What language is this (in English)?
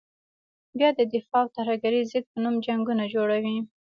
Pashto